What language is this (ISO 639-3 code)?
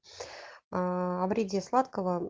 rus